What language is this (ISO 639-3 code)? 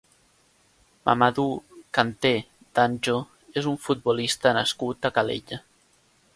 cat